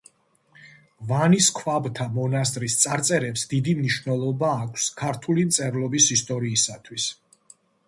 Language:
Georgian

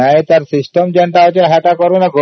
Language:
Odia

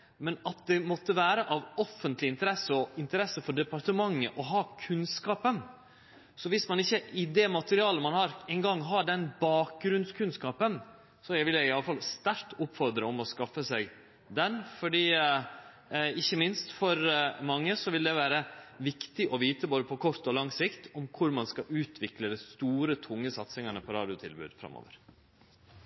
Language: Norwegian Nynorsk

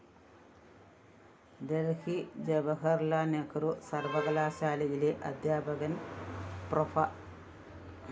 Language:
Malayalam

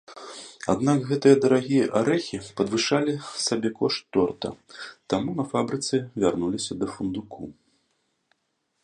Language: Belarusian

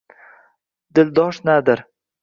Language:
Uzbek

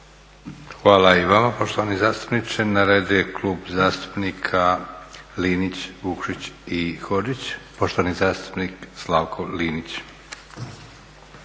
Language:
Croatian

